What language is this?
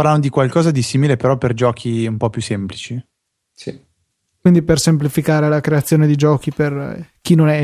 Italian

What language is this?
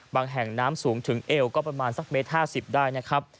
Thai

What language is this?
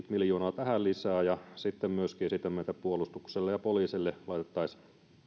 Finnish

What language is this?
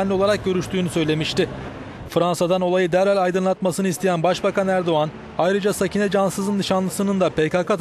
Turkish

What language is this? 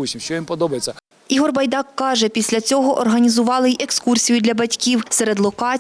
Ukrainian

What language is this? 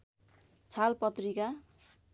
Nepali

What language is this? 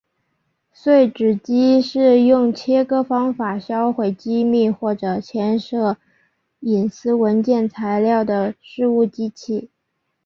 Chinese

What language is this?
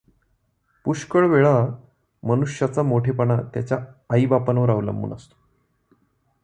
Marathi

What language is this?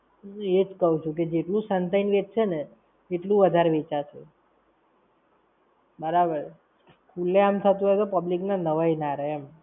Gujarati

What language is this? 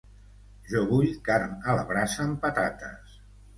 Catalan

